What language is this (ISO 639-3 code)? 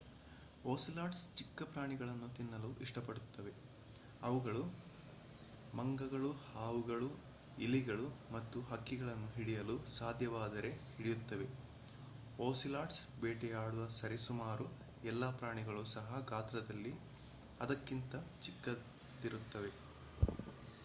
kan